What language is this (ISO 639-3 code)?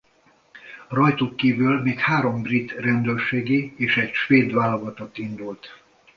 hun